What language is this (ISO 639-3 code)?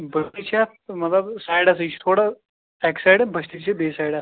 kas